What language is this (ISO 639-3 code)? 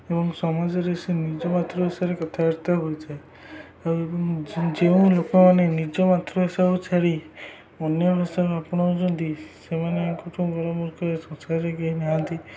ori